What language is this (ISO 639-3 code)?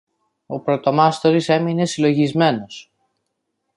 ell